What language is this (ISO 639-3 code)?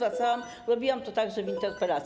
pol